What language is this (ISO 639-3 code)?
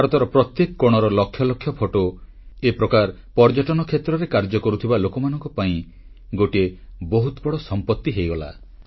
ori